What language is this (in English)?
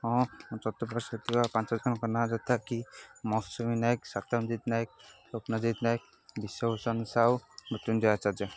Odia